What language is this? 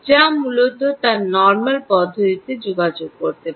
Bangla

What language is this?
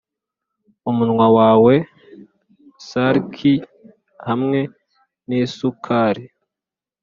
Kinyarwanda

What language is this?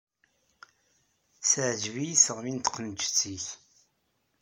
Kabyle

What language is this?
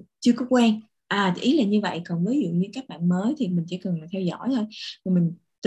Vietnamese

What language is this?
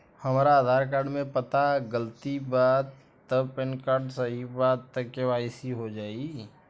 Bhojpuri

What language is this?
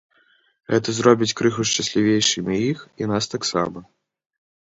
Belarusian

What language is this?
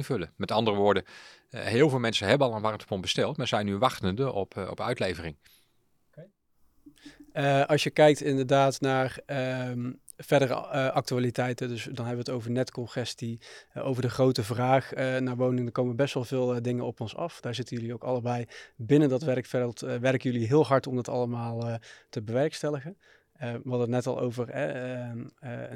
Dutch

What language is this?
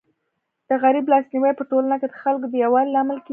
Pashto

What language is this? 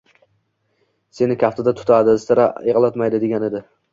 Uzbek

